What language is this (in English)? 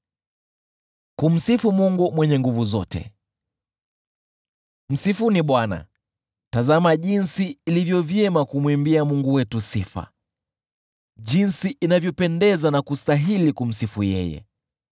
Swahili